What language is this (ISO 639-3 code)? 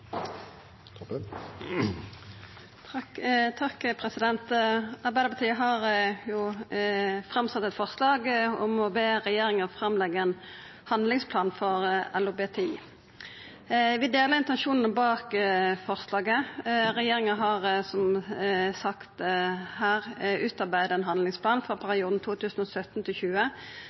nor